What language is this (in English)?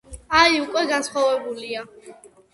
Georgian